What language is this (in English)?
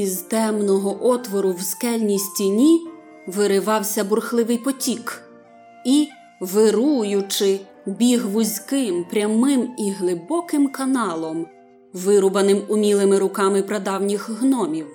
Ukrainian